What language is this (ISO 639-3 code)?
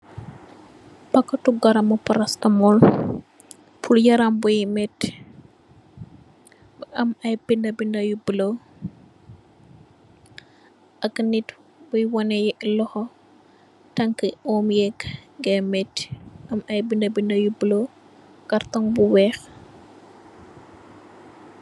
wol